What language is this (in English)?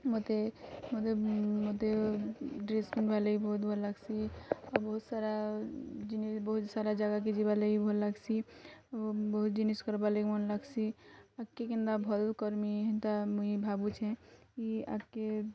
Odia